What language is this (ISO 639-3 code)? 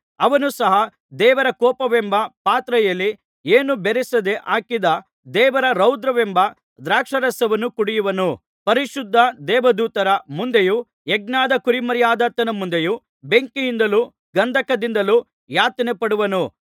kan